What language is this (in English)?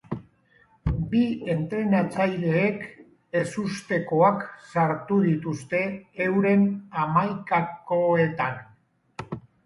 Basque